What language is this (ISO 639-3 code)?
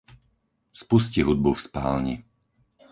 slk